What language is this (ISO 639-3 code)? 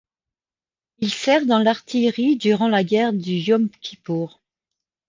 fra